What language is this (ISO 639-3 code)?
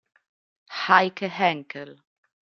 ita